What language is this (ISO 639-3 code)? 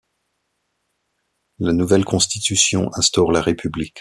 fra